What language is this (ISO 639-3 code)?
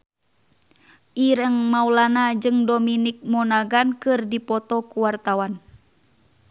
sun